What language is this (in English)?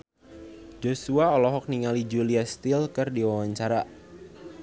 Sundanese